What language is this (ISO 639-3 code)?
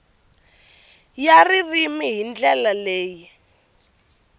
tso